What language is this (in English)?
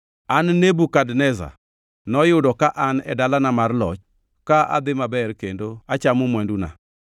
Luo (Kenya and Tanzania)